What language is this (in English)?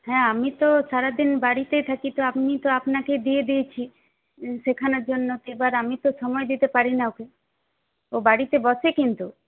Bangla